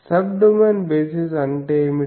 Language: Telugu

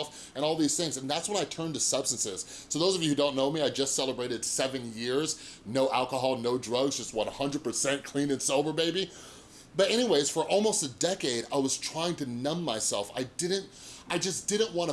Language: English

